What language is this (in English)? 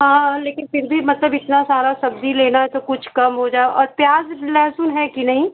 Hindi